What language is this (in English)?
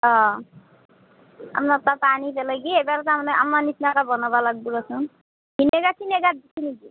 Assamese